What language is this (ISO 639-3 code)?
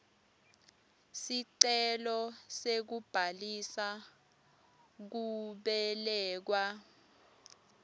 ssw